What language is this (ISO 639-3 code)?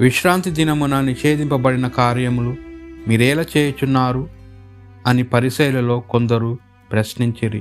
tel